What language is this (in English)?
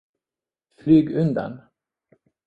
Swedish